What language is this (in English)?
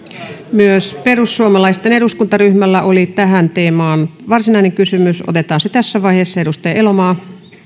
Finnish